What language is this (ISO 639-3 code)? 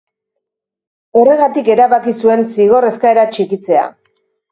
eus